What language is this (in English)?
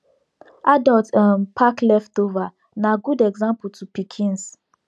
Nigerian Pidgin